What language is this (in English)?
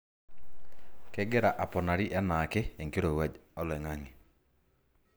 Masai